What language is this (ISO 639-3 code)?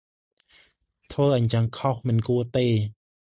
khm